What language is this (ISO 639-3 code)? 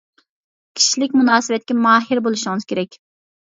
uig